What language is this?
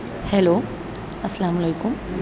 Urdu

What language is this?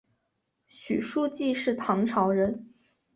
Chinese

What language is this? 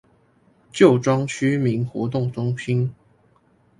Chinese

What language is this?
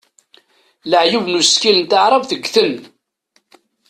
Kabyle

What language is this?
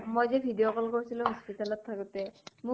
Assamese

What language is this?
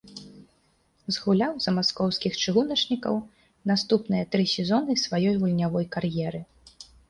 Belarusian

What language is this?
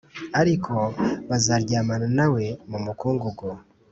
Kinyarwanda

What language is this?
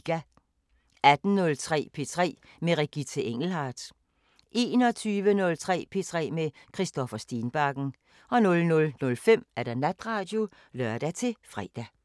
Danish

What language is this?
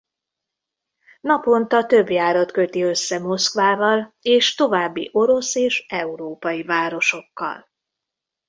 Hungarian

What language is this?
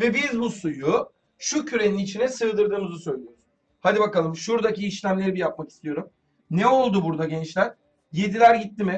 Turkish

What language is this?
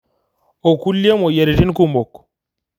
Masai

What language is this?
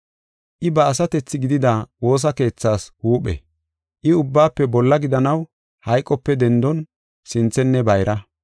Gofa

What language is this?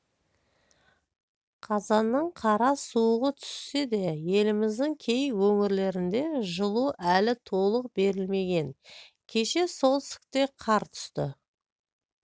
Kazakh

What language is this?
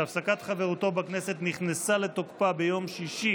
Hebrew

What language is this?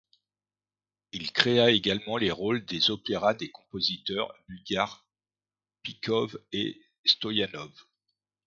French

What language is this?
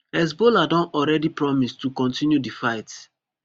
Nigerian Pidgin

